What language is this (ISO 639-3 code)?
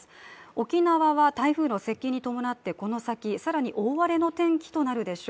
jpn